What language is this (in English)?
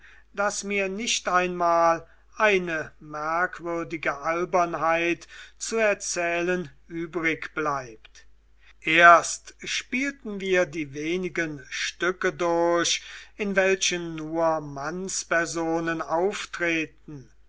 German